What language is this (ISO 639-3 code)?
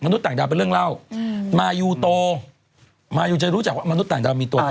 tha